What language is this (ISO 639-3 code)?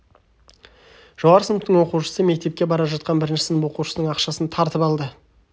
kaz